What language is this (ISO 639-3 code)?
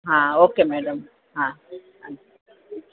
guj